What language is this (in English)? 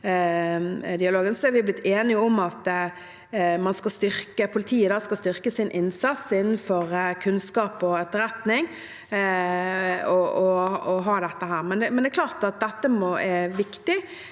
Norwegian